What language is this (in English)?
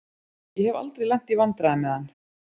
Icelandic